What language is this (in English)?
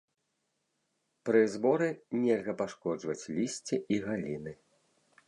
Belarusian